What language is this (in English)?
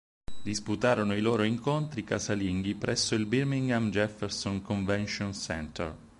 Italian